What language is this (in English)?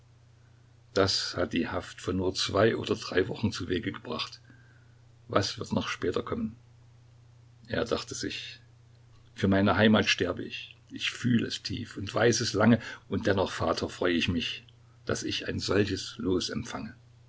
German